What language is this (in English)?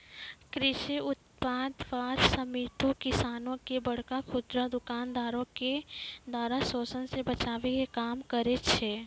Maithili